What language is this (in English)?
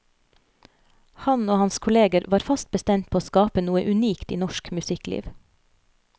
Norwegian